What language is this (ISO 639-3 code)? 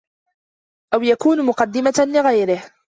ara